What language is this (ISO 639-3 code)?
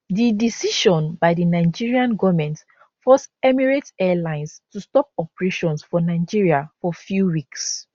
pcm